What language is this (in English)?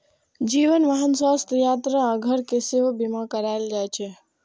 Maithili